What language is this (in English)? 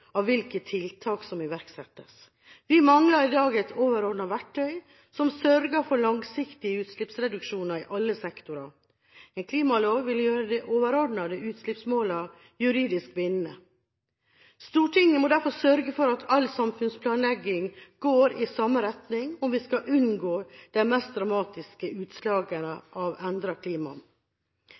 Norwegian Bokmål